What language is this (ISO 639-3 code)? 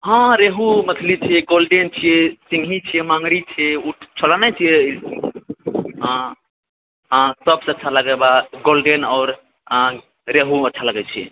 mai